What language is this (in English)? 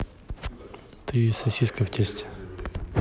Russian